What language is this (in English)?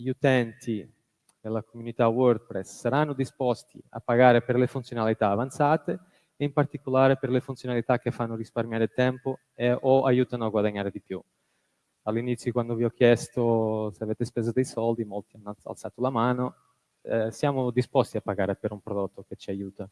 Italian